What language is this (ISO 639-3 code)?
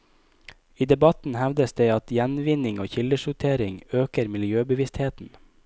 nor